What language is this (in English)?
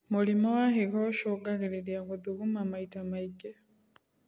Kikuyu